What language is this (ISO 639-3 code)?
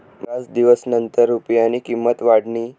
mar